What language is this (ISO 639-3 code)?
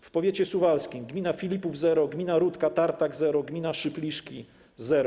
pol